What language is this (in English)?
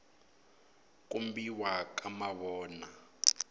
Tsonga